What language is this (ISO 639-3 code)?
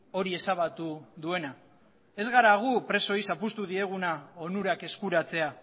eus